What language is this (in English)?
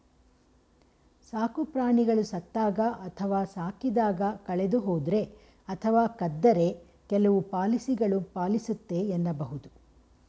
Kannada